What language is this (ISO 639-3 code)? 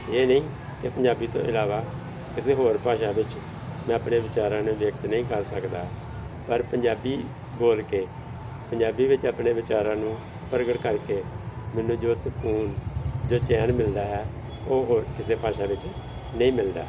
pan